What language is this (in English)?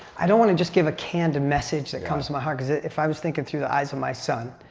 English